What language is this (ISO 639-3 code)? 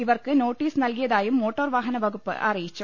mal